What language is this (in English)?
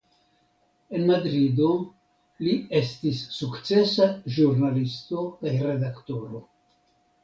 Esperanto